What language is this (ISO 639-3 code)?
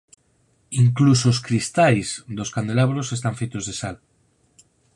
glg